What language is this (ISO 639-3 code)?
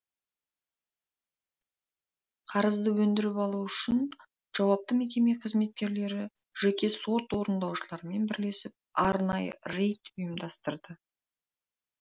kaz